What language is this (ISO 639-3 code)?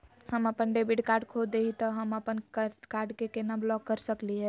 mag